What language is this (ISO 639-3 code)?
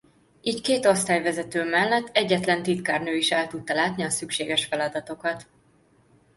hun